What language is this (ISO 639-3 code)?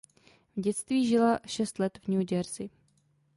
ces